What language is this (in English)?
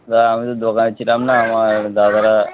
Bangla